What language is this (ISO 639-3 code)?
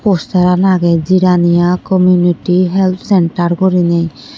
ccp